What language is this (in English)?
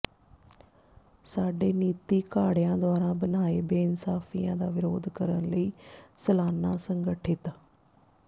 Punjabi